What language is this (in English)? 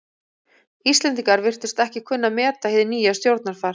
Icelandic